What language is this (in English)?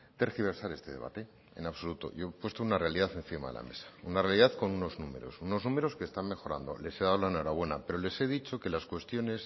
Spanish